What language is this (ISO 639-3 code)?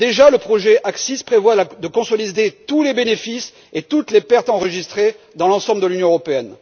fra